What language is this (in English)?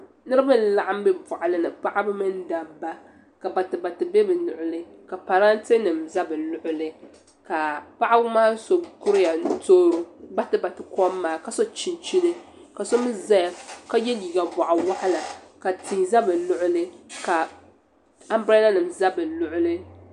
Dagbani